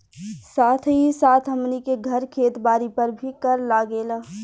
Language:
Bhojpuri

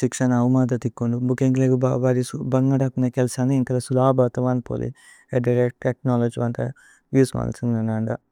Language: Tulu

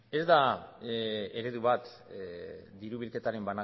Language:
Basque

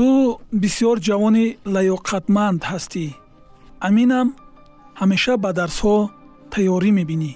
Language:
Persian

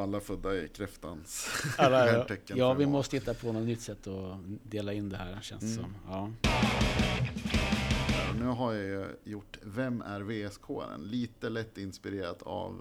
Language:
Swedish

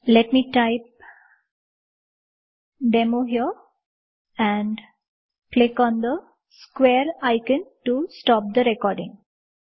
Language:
Gujarati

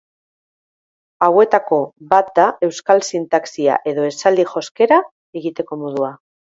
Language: Basque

